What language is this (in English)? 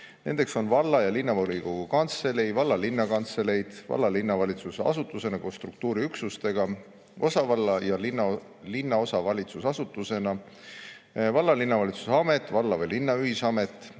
Estonian